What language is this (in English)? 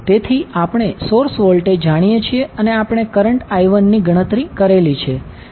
Gujarati